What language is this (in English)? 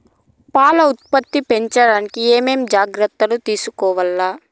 Telugu